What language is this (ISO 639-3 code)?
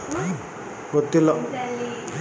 kan